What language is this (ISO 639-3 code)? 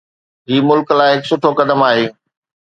snd